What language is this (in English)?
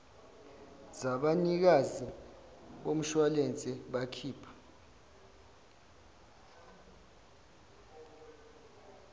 Zulu